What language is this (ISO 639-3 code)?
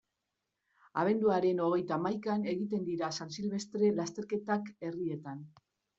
eus